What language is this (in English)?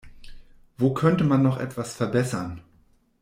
German